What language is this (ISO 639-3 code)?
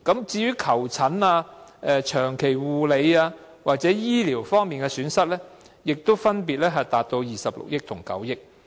yue